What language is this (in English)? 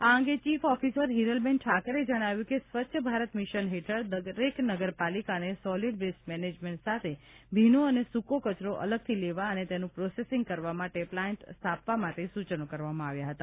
Gujarati